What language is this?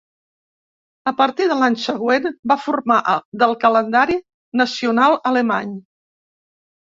Catalan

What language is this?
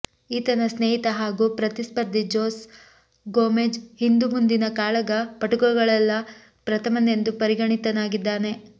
Kannada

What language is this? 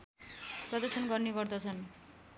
Nepali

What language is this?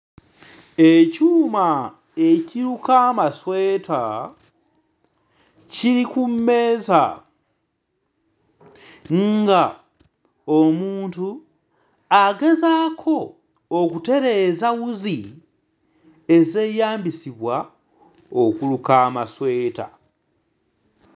Ganda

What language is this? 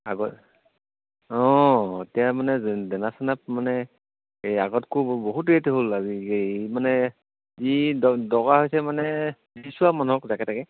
Assamese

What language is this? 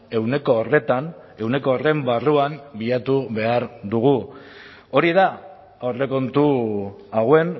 Basque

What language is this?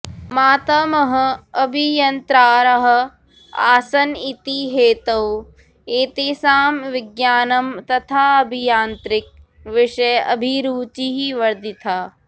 Sanskrit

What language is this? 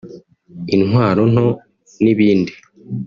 Kinyarwanda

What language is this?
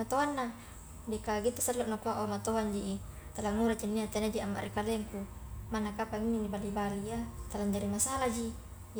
Highland Konjo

